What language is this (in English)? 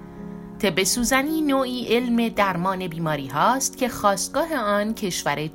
Persian